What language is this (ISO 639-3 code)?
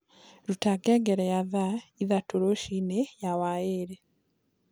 kik